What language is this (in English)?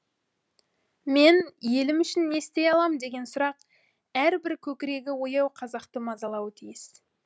Kazakh